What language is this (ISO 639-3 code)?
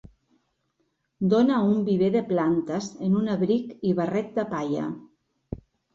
cat